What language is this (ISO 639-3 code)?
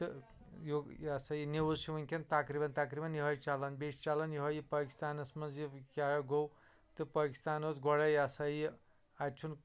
kas